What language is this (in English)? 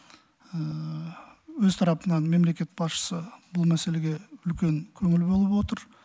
Kazakh